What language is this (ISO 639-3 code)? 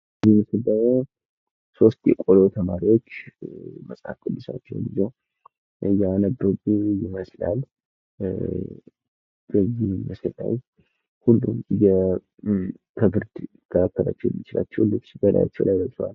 amh